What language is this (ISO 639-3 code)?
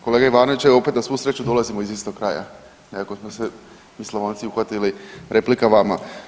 hrv